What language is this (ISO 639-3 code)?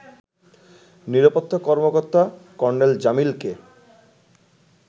ben